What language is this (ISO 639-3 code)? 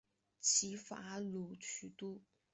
zho